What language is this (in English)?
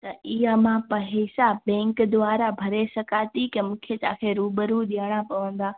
Sindhi